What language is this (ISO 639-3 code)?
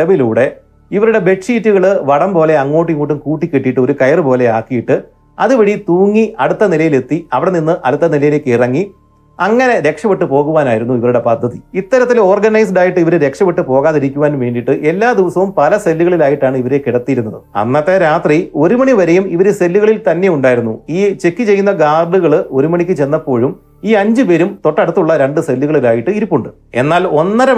mal